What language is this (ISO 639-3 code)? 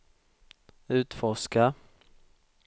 swe